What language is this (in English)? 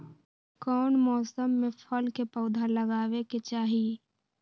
Magahi